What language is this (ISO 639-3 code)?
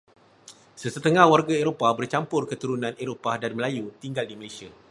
msa